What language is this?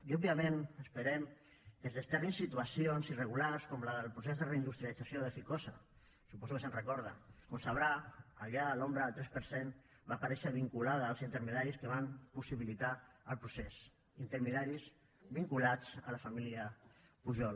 Catalan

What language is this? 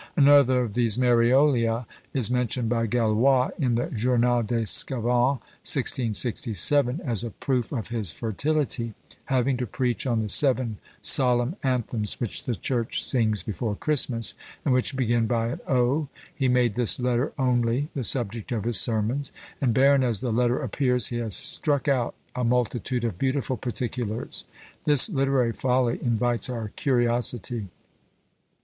English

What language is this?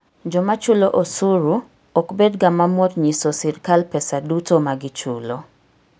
Luo (Kenya and Tanzania)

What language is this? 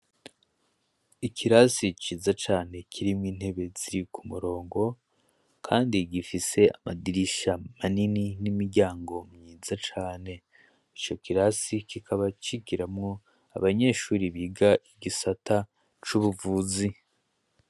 Rundi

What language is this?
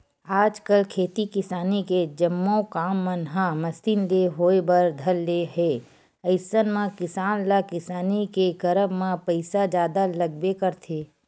Chhattisgarhi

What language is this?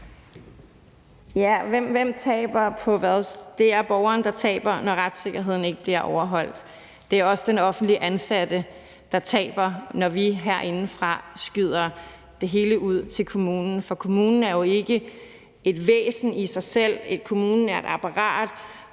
Danish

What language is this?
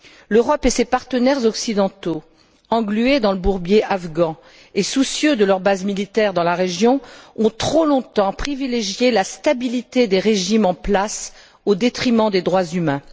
French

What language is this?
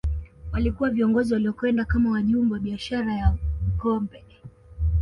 Swahili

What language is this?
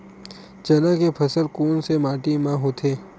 Chhattisgarhi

